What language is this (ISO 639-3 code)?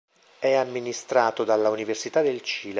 ita